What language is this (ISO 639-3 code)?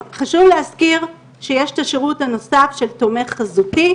heb